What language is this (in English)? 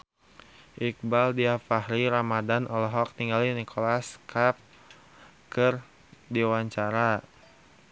Sundanese